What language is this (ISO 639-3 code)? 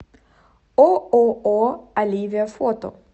rus